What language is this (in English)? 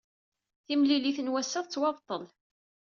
Kabyle